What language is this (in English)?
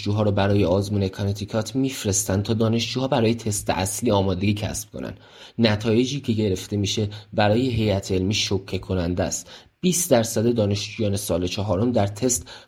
Persian